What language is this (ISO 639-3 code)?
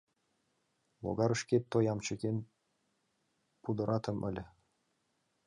chm